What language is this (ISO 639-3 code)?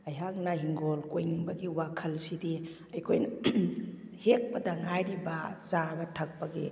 mni